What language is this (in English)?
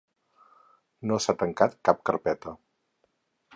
Catalan